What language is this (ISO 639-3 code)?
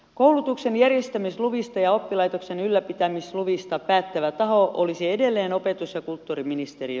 fin